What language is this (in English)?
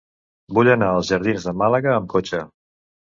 Catalan